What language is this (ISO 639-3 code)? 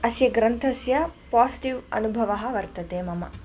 san